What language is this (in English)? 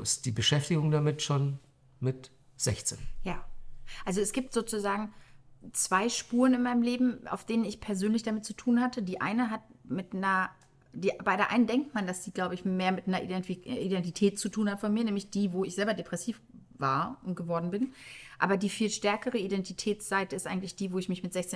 German